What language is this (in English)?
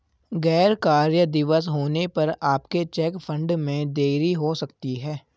Hindi